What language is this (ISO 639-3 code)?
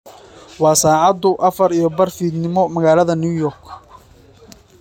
som